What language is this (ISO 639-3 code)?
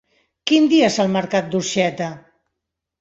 cat